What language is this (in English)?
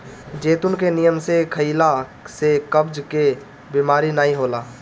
Bhojpuri